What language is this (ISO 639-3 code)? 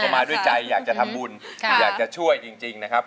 tha